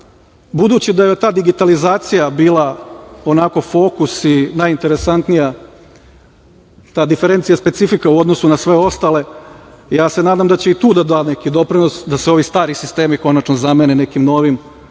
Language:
Serbian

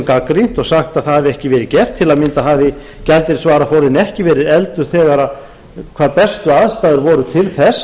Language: Icelandic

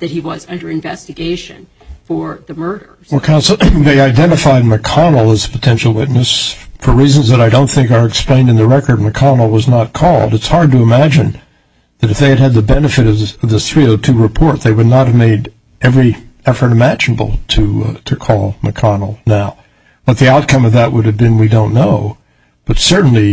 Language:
English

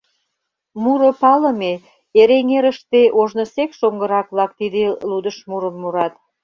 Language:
Mari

